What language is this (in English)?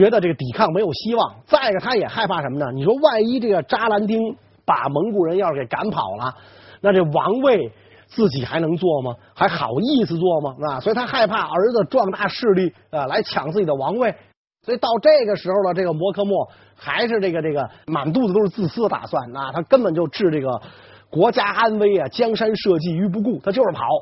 Chinese